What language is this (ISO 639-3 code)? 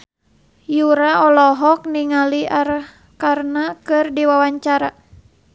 sun